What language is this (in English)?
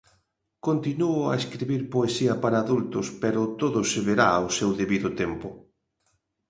Galician